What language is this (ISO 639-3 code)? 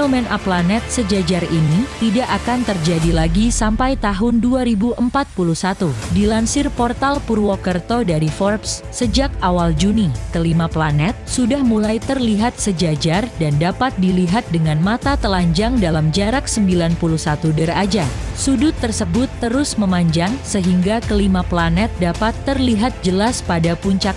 ind